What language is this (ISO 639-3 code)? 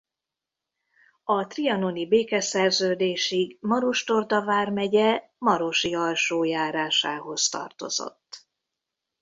hun